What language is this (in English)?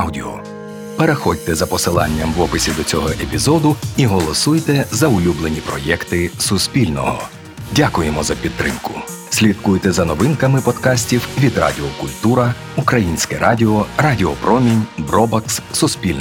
Ukrainian